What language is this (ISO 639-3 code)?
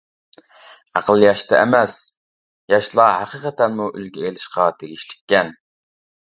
uig